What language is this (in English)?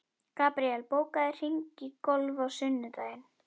Icelandic